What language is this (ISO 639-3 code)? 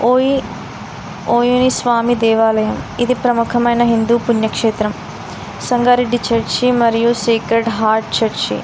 tel